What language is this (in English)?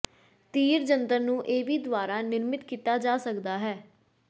Punjabi